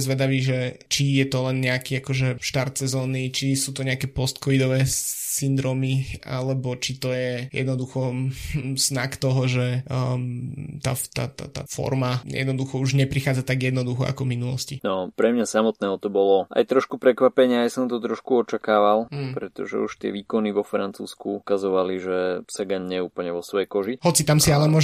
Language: Slovak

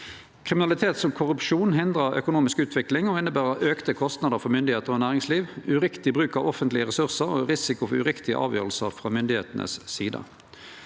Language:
Norwegian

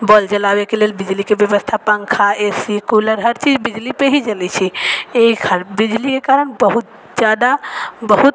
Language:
Maithili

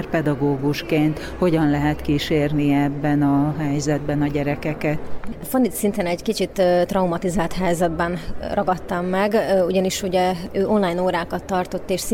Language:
Hungarian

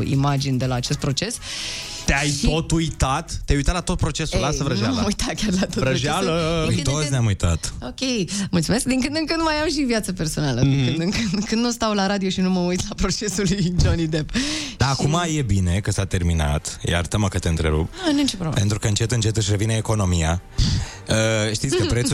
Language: Romanian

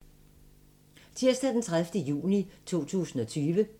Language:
Danish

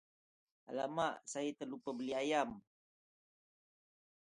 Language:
Malay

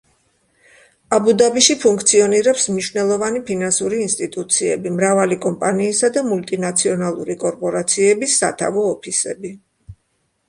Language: Georgian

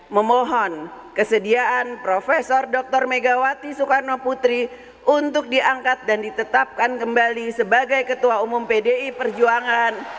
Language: Indonesian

